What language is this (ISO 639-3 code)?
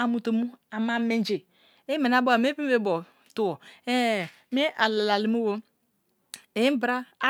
ijn